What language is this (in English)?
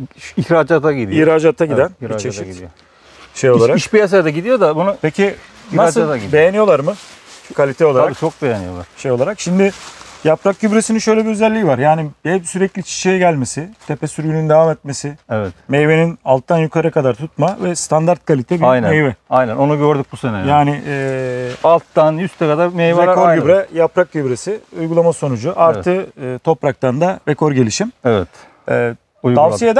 Turkish